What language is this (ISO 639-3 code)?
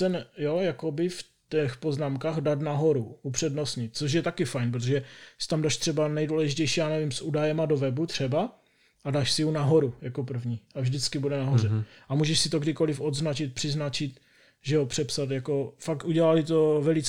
ces